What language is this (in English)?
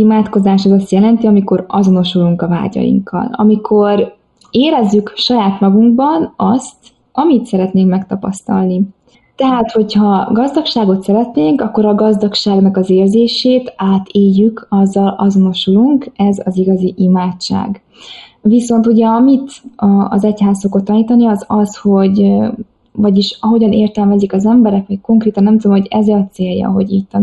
Hungarian